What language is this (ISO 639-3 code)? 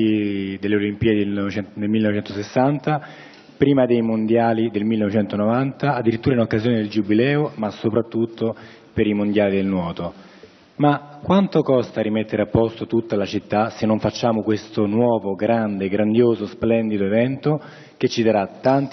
ita